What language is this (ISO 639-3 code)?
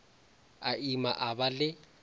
nso